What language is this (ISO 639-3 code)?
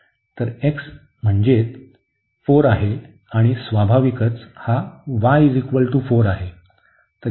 mar